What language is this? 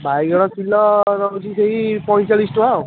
Odia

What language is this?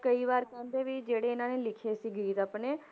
Punjabi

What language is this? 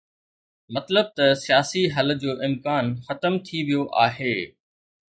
Sindhi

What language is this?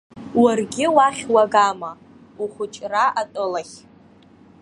Abkhazian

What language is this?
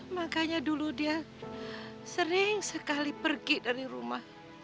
Indonesian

